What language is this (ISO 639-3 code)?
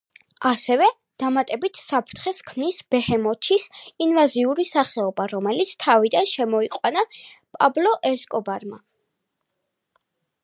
kat